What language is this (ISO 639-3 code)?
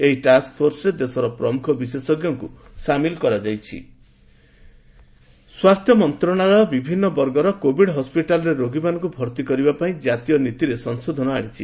ori